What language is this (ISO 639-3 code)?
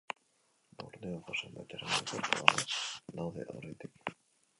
eus